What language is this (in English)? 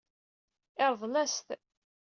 Kabyle